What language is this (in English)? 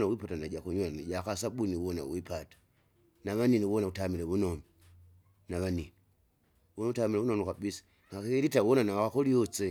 Kinga